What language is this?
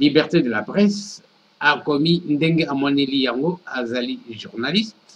French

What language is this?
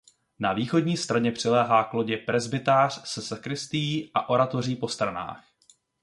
Czech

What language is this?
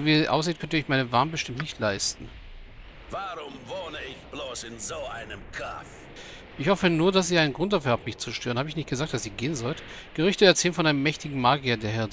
German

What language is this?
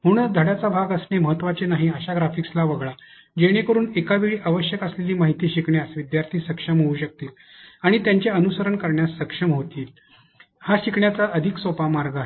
Marathi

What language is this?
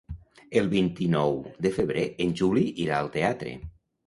Catalan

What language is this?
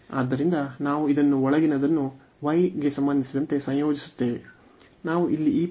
Kannada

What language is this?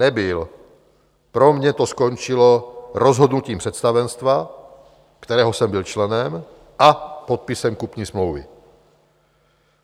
Czech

